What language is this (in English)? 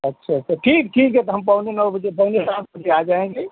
Hindi